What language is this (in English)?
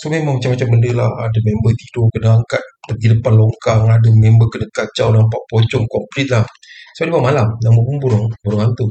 Malay